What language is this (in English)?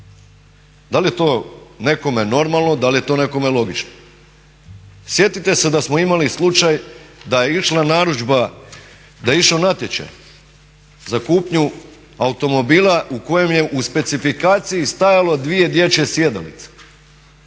Croatian